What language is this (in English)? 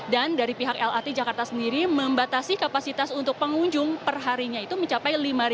Indonesian